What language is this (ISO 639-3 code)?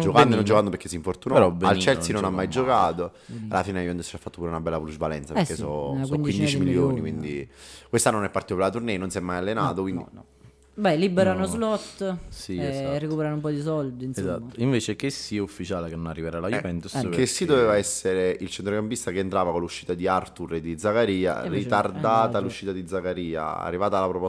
ita